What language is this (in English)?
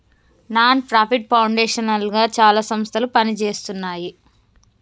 Telugu